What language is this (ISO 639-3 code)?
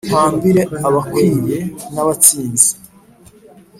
kin